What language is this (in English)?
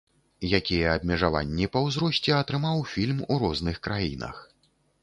Belarusian